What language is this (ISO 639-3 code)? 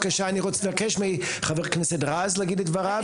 heb